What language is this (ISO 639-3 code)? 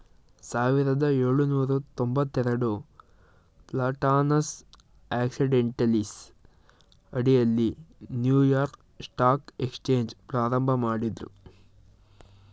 kan